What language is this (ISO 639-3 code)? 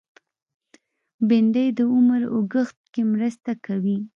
pus